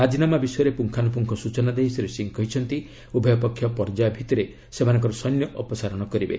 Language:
Odia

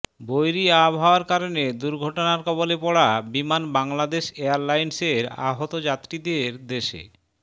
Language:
Bangla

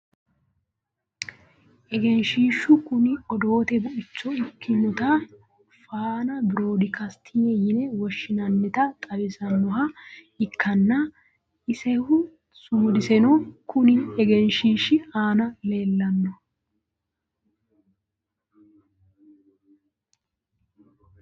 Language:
Sidamo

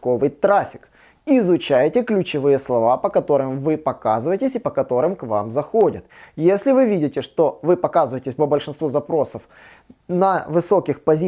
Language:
Russian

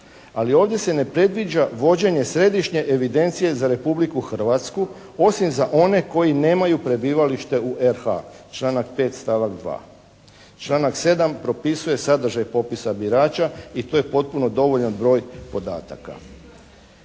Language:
Croatian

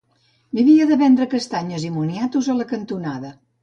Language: Catalan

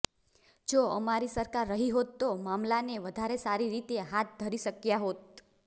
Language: Gujarati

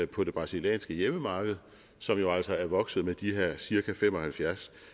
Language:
Danish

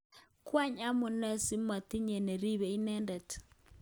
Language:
Kalenjin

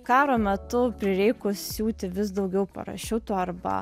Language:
Lithuanian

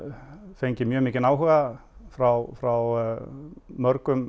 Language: Icelandic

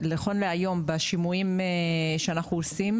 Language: Hebrew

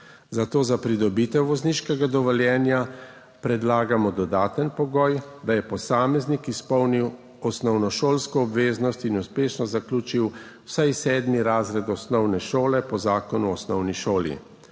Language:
Slovenian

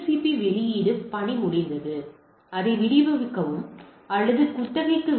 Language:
Tamil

